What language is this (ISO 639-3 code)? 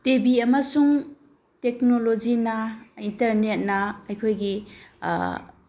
mni